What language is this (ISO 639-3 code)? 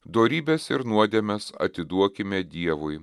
lit